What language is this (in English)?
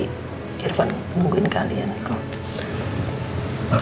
Indonesian